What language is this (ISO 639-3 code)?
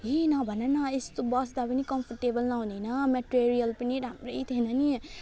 nep